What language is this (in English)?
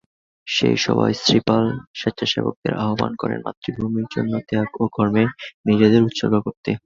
Bangla